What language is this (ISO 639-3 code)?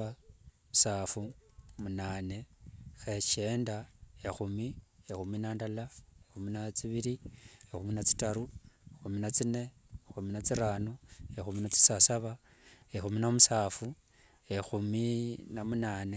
lwg